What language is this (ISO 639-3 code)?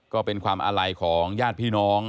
tha